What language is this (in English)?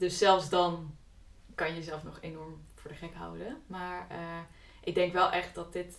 Dutch